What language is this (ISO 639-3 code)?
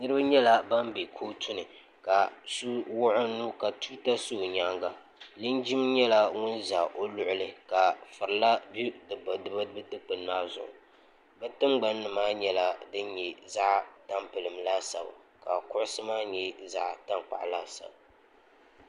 dag